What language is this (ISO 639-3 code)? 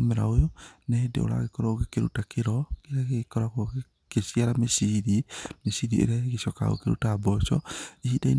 kik